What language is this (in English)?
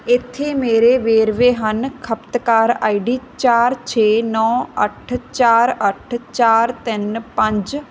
Punjabi